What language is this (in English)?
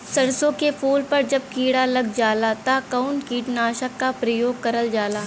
Bhojpuri